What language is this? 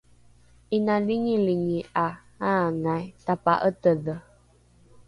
Rukai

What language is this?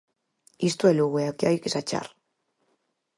Galician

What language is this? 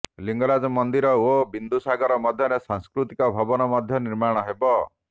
Odia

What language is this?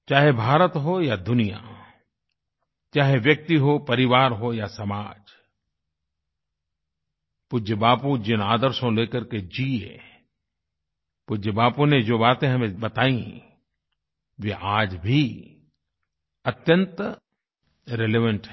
Hindi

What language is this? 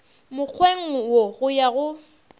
Northern Sotho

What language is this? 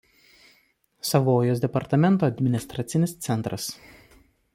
Lithuanian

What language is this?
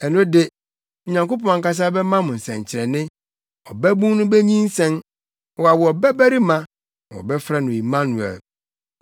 Akan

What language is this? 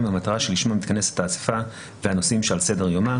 Hebrew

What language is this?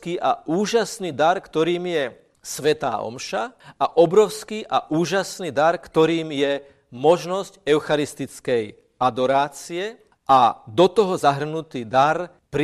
Slovak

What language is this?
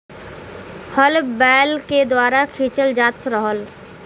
Bhojpuri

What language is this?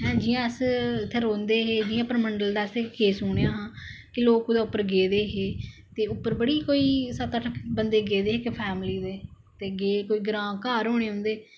Dogri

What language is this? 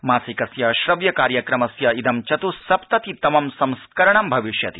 Sanskrit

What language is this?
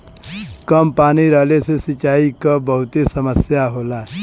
Bhojpuri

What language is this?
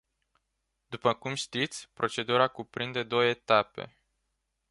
Romanian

